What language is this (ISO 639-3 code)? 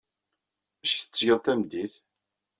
kab